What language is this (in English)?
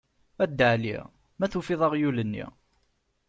Kabyle